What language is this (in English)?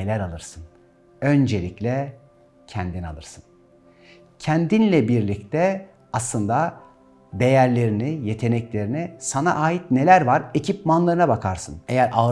Turkish